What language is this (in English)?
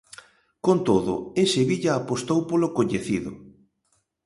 Galician